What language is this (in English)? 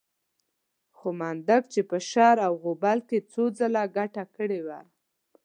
Pashto